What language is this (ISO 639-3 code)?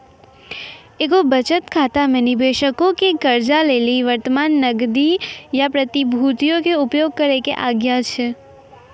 mai